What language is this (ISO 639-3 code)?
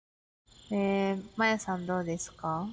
jpn